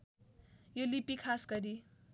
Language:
Nepali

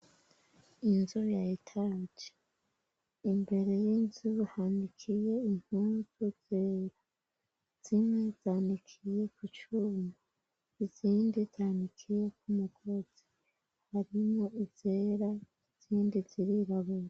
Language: Rundi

